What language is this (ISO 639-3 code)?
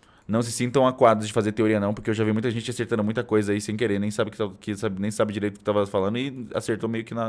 por